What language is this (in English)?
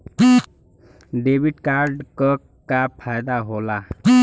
Bhojpuri